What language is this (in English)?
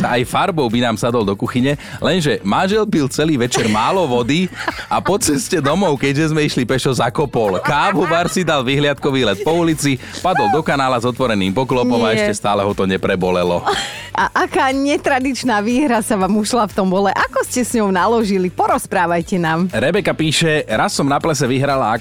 Slovak